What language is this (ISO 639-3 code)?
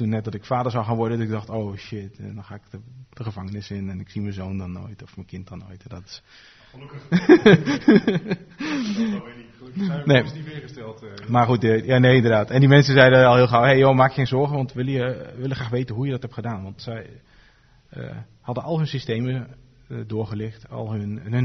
nld